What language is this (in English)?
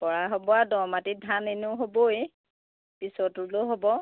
Assamese